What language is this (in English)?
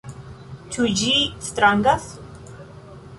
Esperanto